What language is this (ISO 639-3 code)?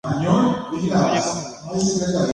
grn